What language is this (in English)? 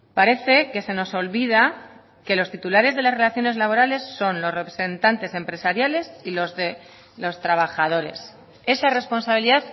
Spanish